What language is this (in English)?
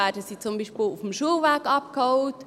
Swiss German